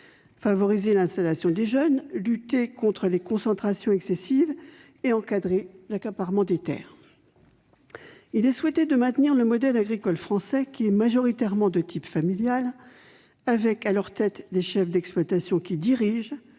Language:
French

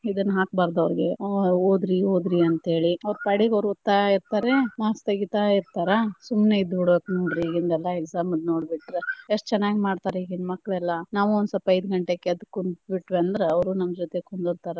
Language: Kannada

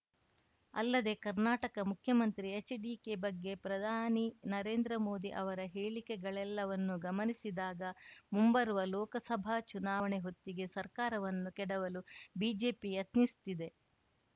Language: Kannada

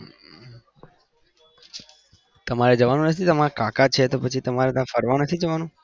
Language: Gujarati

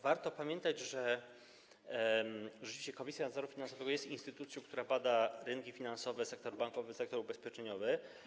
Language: Polish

